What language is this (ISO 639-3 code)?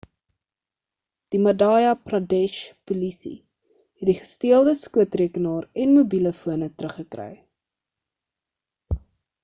afr